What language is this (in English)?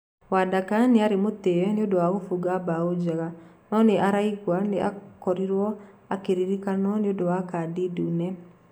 Kikuyu